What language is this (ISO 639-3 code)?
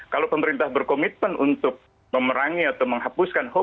ind